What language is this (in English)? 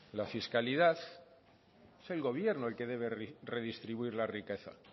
Spanish